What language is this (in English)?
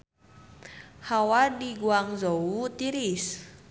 Sundanese